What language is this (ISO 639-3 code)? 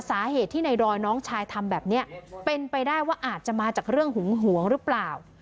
tha